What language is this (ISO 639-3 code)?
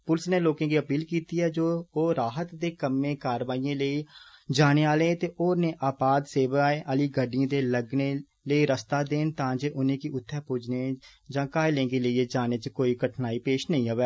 doi